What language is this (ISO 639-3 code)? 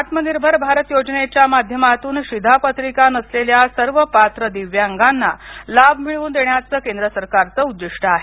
mar